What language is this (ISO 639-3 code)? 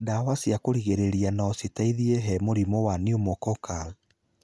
kik